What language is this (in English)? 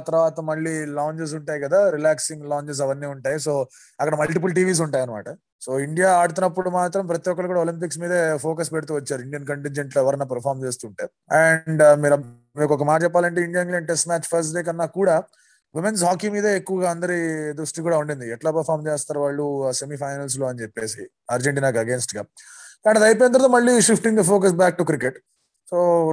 Telugu